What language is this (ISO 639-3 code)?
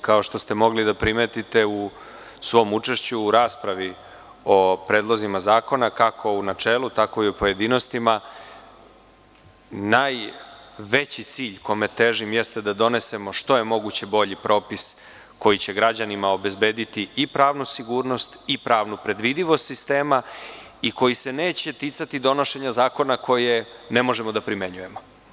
srp